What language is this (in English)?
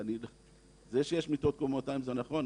Hebrew